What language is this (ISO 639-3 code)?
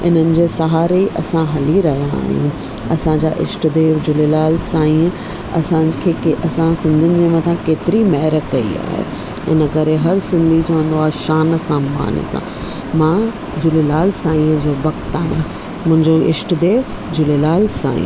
snd